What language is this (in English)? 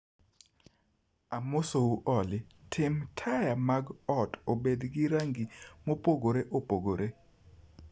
Luo (Kenya and Tanzania)